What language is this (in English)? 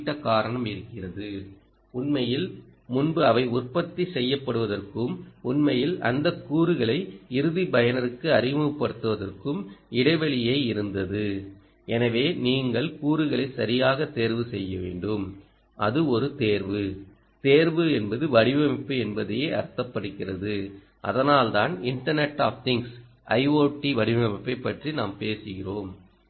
Tamil